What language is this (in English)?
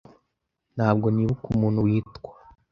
Kinyarwanda